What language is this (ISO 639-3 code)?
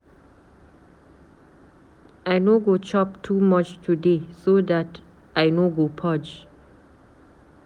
pcm